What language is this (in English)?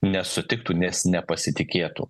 Lithuanian